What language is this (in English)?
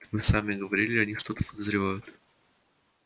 Russian